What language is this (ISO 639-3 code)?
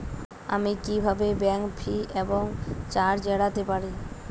ben